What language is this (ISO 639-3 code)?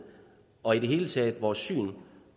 dan